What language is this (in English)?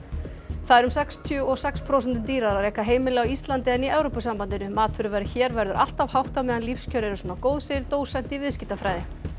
Icelandic